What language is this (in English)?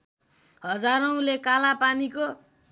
Nepali